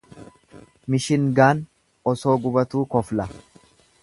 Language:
Oromo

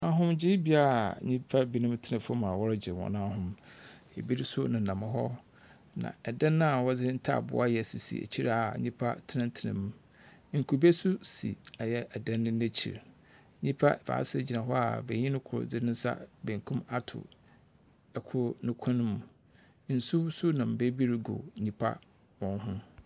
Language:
Akan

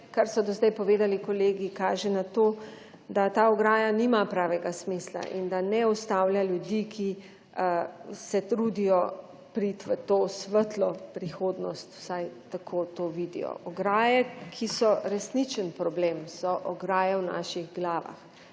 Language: Slovenian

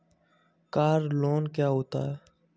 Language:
Hindi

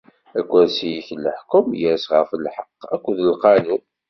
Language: Kabyle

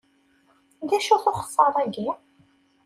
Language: Kabyle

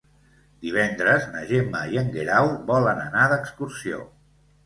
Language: Catalan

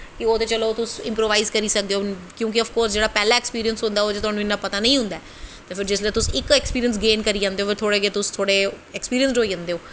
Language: Dogri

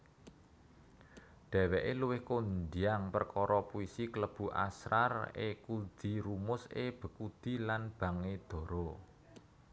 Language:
Javanese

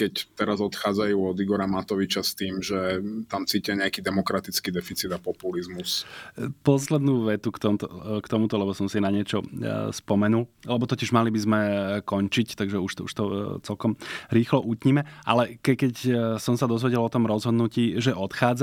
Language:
Slovak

